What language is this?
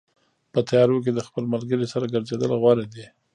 Pashto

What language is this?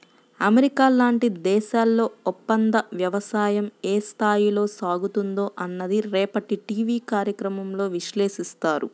Telugu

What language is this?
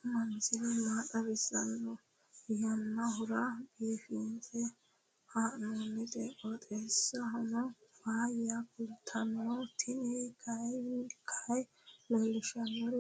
Sidamo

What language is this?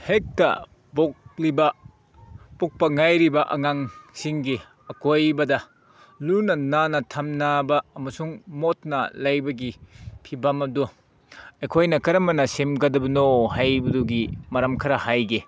Manipuri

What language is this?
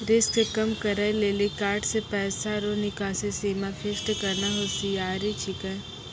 Maithili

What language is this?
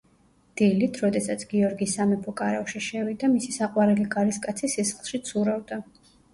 Georgian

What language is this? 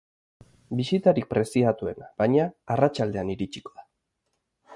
Basque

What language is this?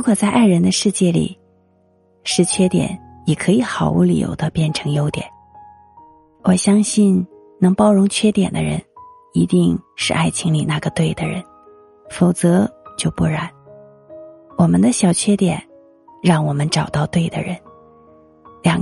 Chinese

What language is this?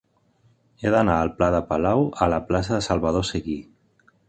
Catalan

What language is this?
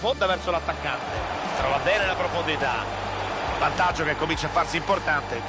Italian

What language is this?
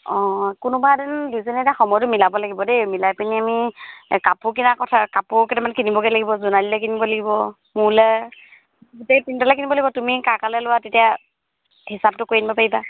Assamese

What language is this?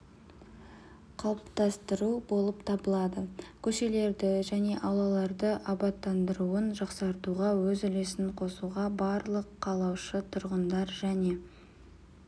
Kazakh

